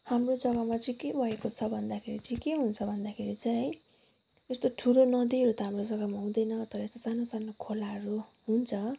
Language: Nepali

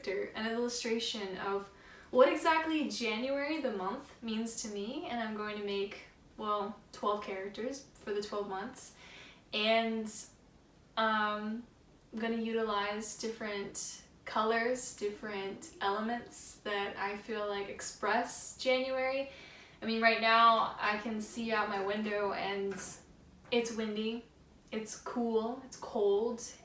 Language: English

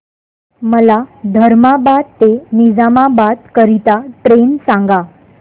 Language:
Marathi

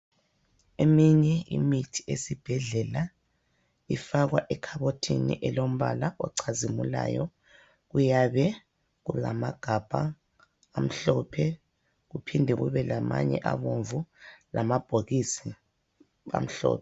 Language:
North Ndebele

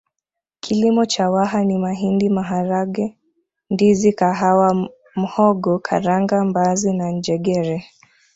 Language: Swahili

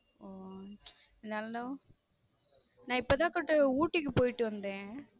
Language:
Tamil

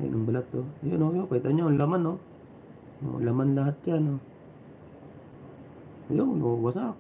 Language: Filipino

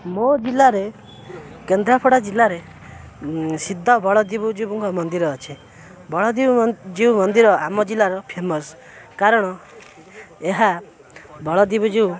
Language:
Odia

